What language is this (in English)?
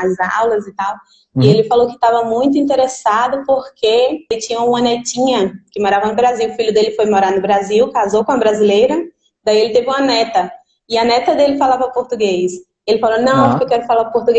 Portuguese